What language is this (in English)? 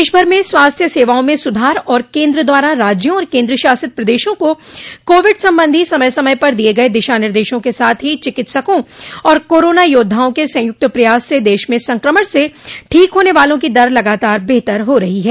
Hindi